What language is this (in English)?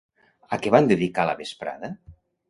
Catalan